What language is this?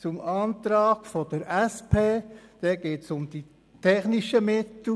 Swiss German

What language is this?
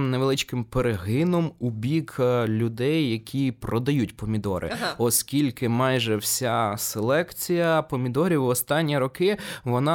Ukrainian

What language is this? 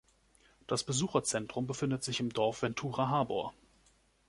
German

